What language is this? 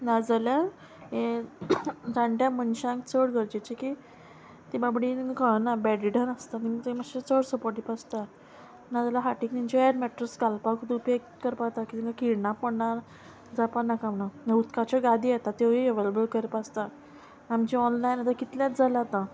Konkani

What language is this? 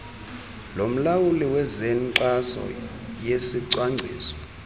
Xhosa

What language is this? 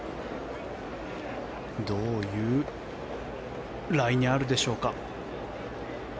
Japanese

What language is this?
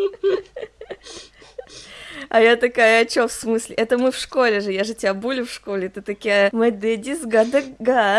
Russian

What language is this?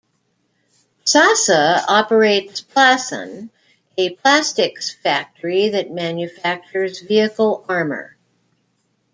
English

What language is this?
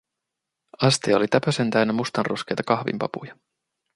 Finnish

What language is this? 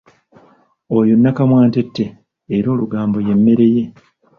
Ganda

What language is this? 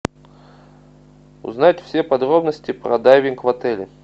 Russian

